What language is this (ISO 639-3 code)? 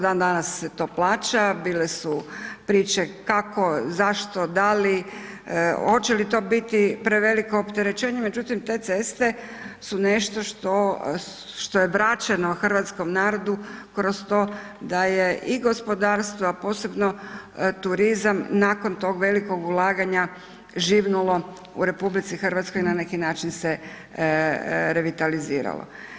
hrv